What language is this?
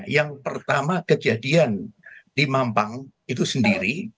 Indonesian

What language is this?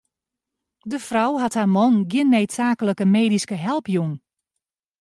Western Frisian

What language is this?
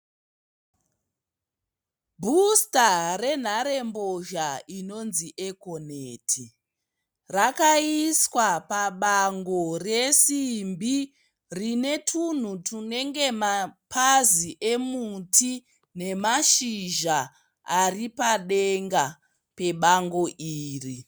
Shona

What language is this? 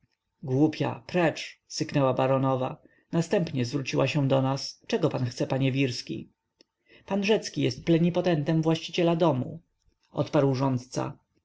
Polish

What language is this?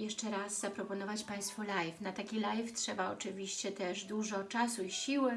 Polish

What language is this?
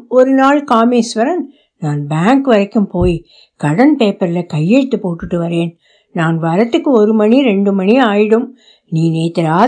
Tamil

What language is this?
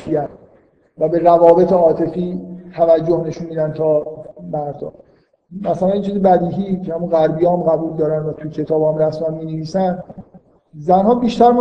Persian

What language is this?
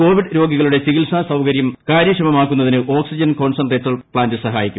Malayalam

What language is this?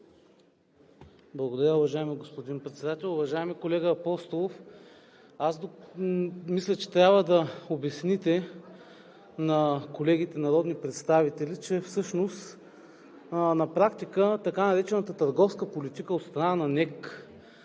Bulgarian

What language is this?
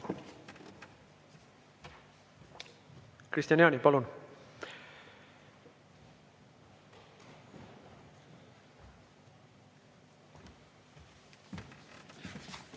Estonian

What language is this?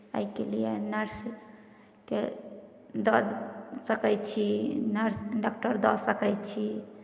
Maithili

